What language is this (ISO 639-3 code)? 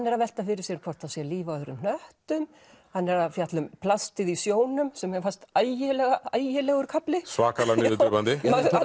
isl